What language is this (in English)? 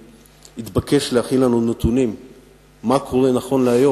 Hebrew